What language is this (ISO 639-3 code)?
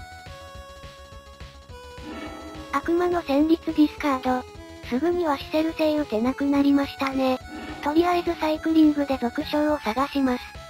jpn